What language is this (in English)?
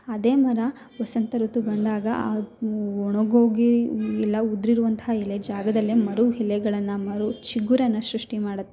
Kannada